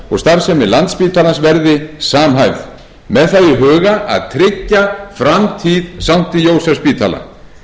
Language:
Icelandic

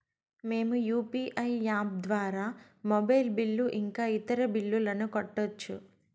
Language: Telugu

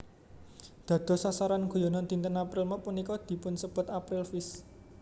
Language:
Javanese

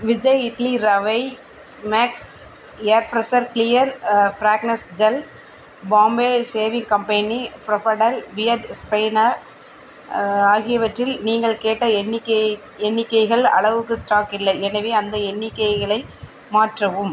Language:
Tamil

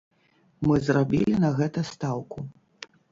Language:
Belarusian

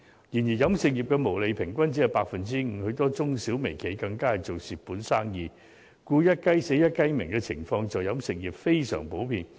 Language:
Cantonese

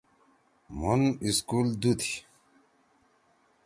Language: Torwali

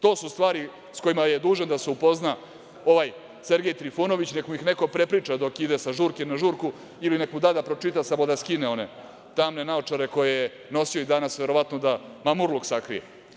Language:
Serbian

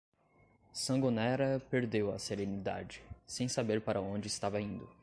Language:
Portuguese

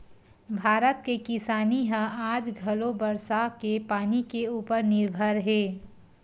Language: Chhattisgarhi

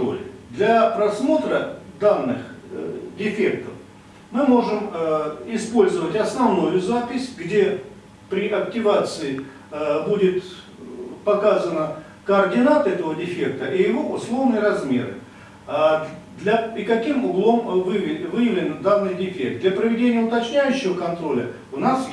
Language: Russian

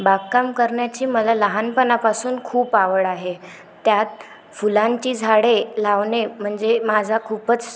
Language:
Marathi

